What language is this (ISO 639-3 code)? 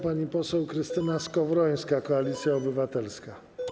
pol